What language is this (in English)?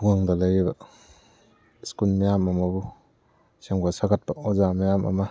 Manipuri